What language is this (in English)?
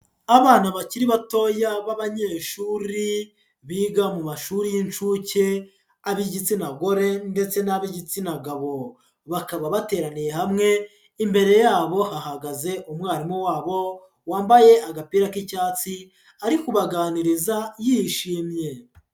Kinyarwanda